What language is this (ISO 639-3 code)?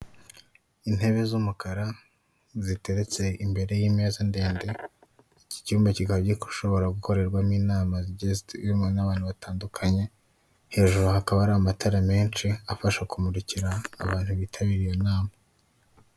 kin